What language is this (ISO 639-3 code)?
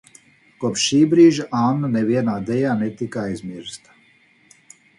lav